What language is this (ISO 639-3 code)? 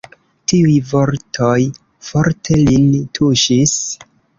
epo